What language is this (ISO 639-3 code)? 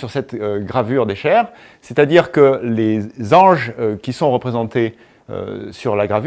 fra